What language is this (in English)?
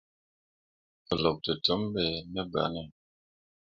Mundang